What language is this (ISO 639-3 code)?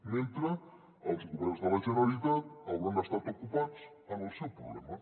cat